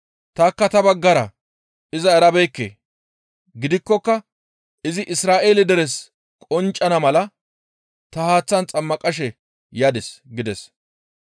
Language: Gamo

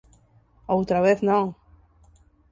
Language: Galician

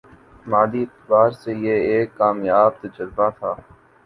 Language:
Urdu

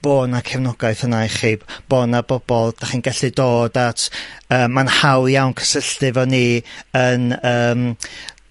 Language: Welsh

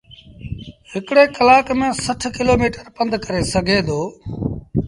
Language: Sindhi Bhil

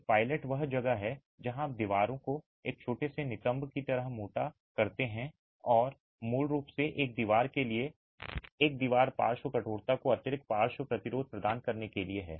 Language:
Hindi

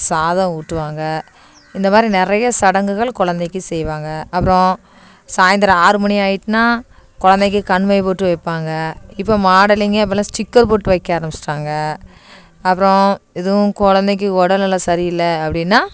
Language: Tamil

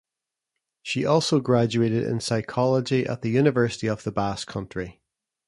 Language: English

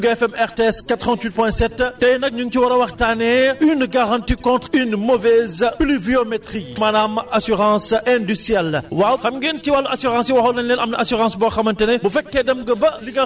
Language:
Wolof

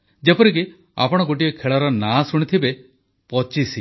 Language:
Odia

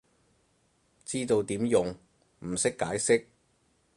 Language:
Cantonese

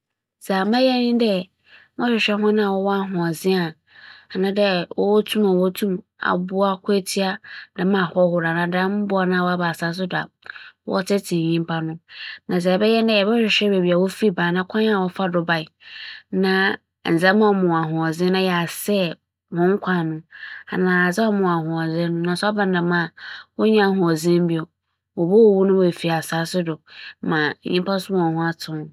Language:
Akan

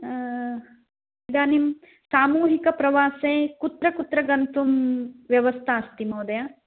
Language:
Sanskrit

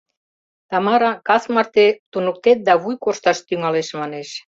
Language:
Mari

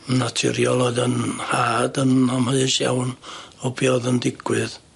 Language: Welsh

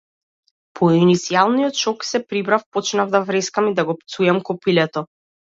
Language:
Macedonian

